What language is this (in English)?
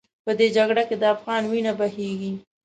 Pashto